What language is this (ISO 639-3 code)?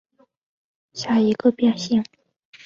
zho